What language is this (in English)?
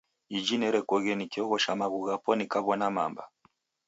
Taita